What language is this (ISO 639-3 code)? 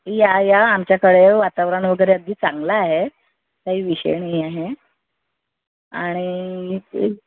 mar